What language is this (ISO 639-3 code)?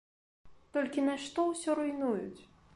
bel